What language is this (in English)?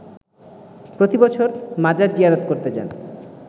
Bangla